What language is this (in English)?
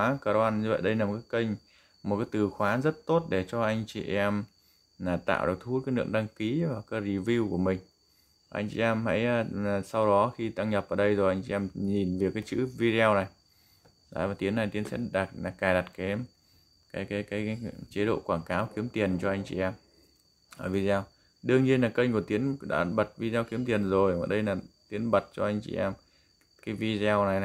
Vietnamese